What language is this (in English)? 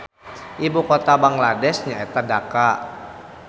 Sundanese